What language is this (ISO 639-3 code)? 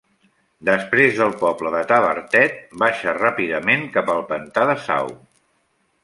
cat